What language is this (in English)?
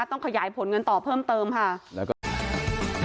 Thai